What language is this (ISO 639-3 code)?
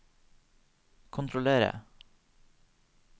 nor